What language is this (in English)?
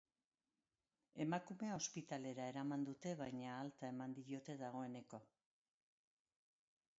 Basque